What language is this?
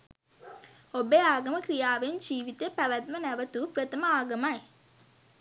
Sinhala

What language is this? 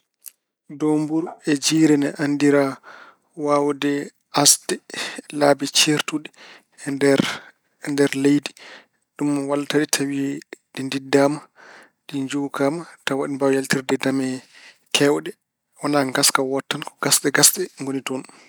Fula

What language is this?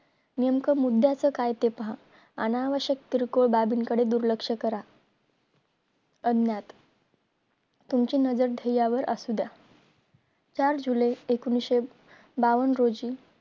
Marathi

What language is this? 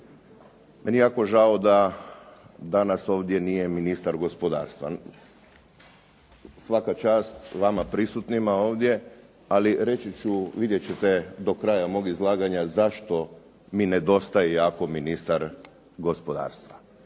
Croatian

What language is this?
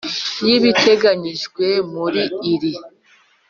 Kinyarwanda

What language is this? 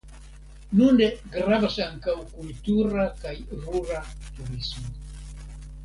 Esperanto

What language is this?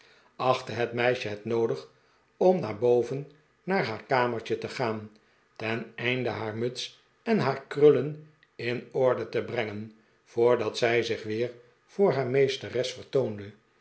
Dutch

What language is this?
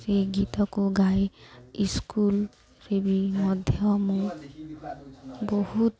Odia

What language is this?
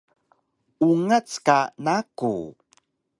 Taroko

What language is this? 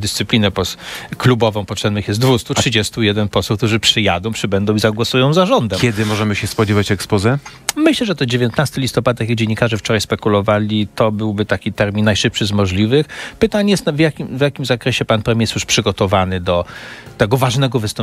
Polish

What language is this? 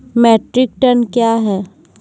Maithili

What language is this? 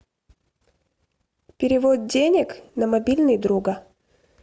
Russian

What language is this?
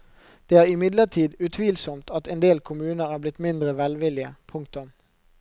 Norwegian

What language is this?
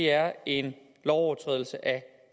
Danish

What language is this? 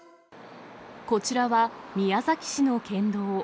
Japanese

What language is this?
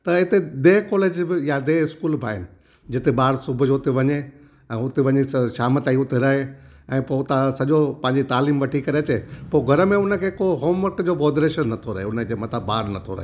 Sindhi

